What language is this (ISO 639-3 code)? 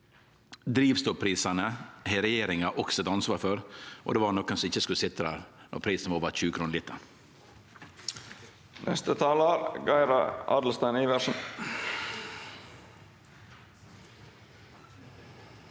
nor